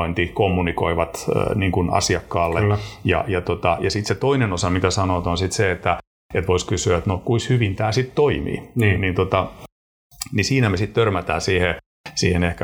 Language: Finnish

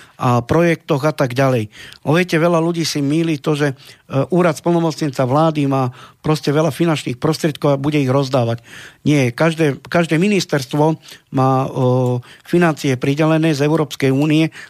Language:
Slovak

